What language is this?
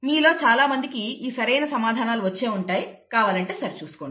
Telugu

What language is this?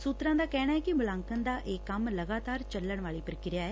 Punjabi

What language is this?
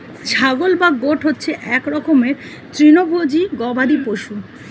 Bangla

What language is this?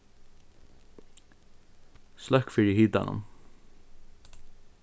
Faroese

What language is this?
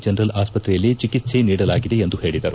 Kannada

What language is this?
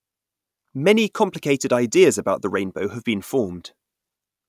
English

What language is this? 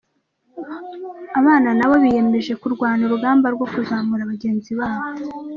Kinyarwanda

